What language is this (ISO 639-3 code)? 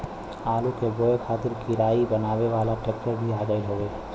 bho